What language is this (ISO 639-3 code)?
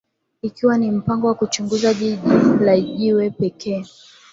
swa